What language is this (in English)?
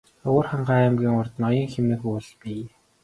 Mongolian